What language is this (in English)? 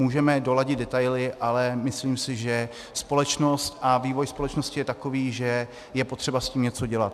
Czech